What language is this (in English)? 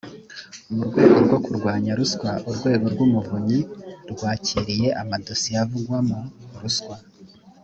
Kinyarwanda